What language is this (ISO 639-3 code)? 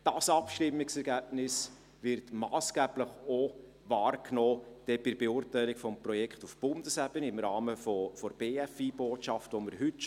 gsw